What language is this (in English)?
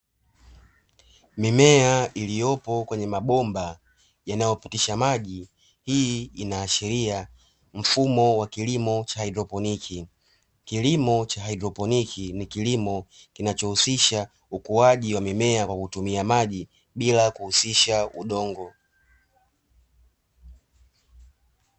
Swahili